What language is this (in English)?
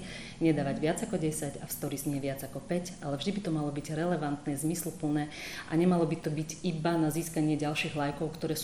Slovak